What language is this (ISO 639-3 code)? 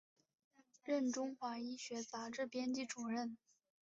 zho